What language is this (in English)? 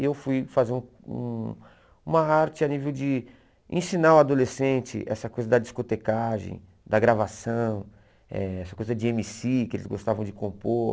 Portuguese